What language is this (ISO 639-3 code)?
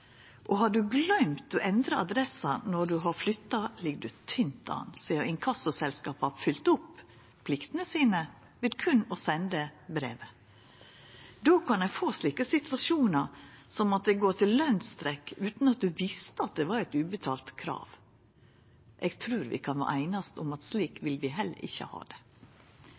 nno